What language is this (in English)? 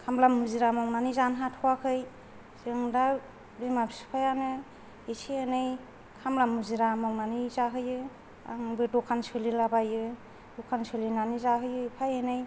Bodo